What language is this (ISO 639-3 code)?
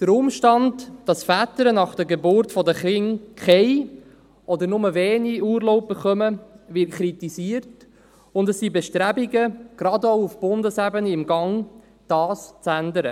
gsw